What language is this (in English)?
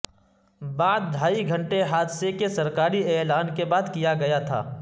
Urdu